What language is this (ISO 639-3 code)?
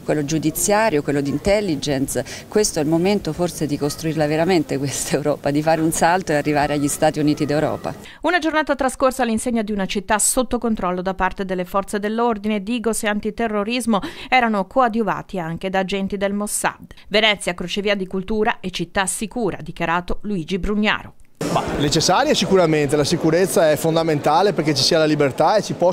ita